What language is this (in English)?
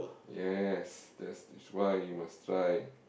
English